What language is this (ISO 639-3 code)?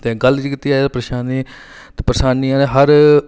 doi